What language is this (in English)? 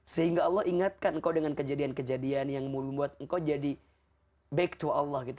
Indonesian